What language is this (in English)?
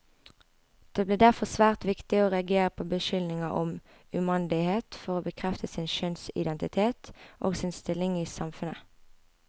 Norwegian